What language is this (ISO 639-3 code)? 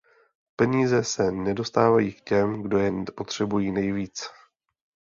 ces